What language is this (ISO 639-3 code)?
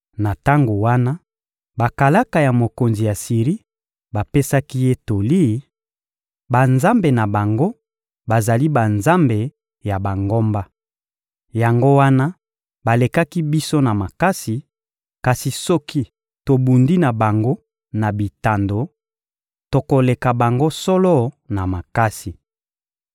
lin